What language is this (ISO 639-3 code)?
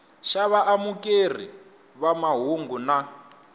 tso